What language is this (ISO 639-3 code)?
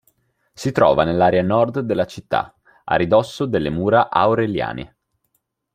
ita